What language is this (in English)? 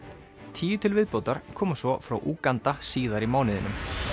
Icelandic